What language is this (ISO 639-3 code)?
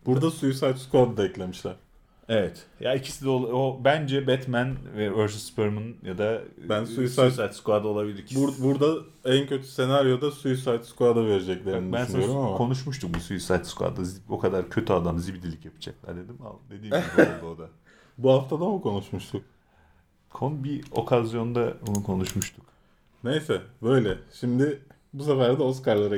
tur